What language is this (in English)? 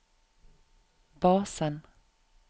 Norwegian